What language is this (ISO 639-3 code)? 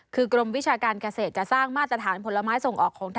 tha